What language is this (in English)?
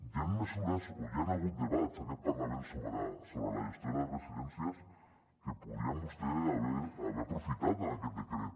Catalan